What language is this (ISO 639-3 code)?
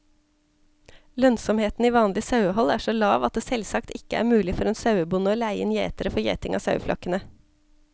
nor